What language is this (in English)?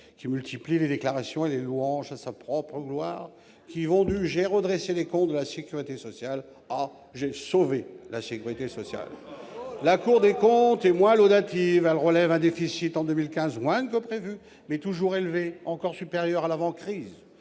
French